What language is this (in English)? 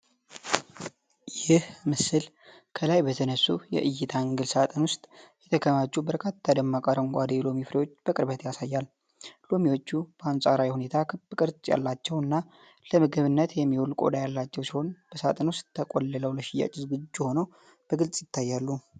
Amharic